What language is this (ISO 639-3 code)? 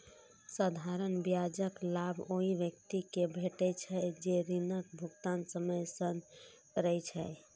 mai